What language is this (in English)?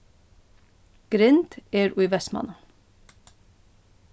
Faroese